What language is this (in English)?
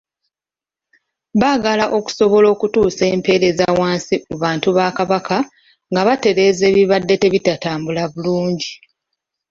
Ganda